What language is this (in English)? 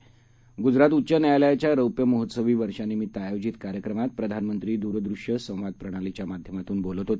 Marathi